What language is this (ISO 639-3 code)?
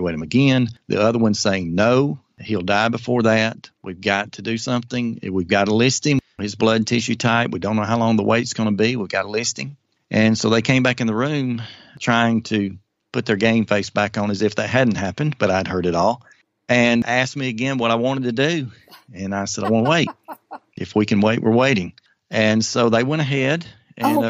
eng